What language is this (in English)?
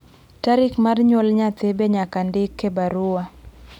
Luo (Kenya and Tanzania)